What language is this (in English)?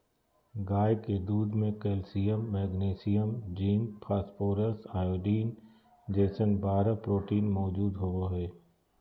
Magahi